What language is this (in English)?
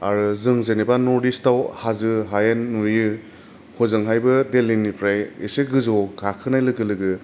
Bodo